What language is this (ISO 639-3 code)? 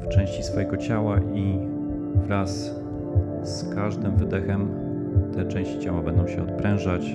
pol